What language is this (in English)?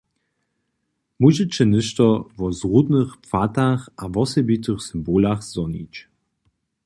Upper Sorbian